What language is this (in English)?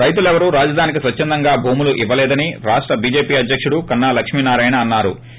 Telugu